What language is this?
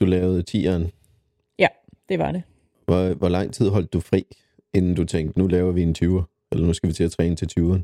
Danish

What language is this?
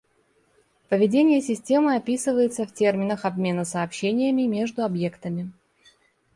Russian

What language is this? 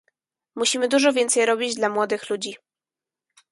Polish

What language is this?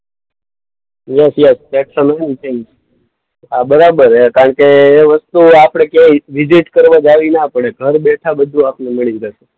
Gujarati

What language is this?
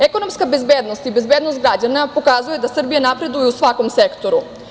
Serbian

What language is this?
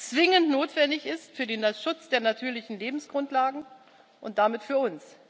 German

